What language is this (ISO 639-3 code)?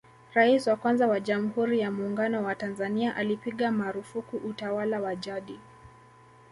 swa